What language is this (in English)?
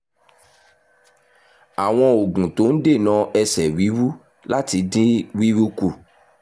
Yoruba